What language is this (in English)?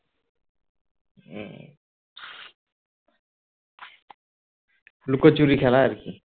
Bangla